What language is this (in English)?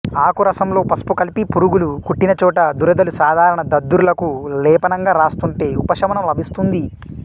Telugu